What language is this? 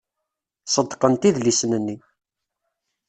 Kabyle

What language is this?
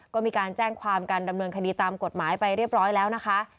Thai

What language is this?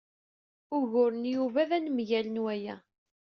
Kabyle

